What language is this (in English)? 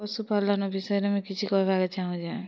Odia